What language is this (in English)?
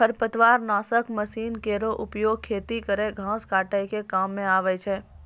Maithili